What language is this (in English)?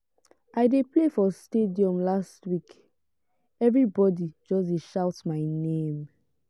Nigerian Pidgin